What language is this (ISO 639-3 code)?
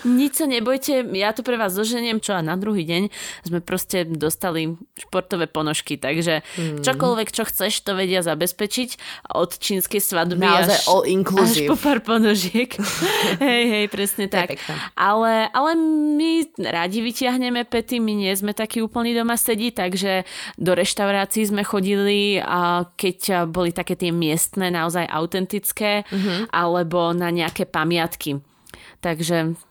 slk